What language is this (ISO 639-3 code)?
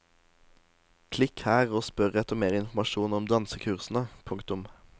nor